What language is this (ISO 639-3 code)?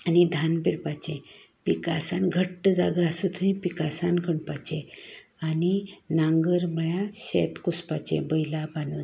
kok